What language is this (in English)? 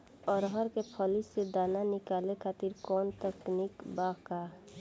Bhojpuri